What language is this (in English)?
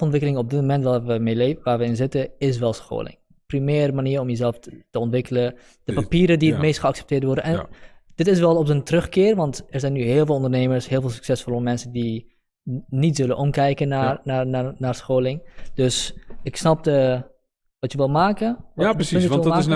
Dutch